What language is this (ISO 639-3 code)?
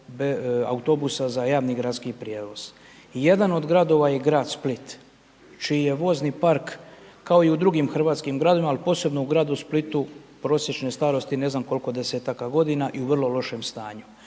hrv